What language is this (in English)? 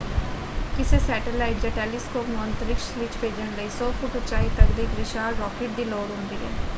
Punjabi